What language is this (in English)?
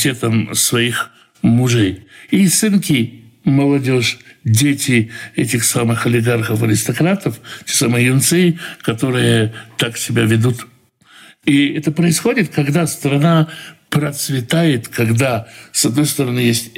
Russian